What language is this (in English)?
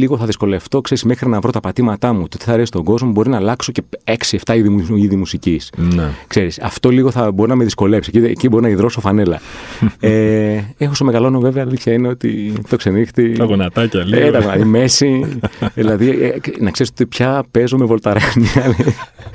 Greek